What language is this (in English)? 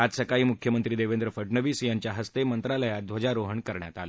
Marathi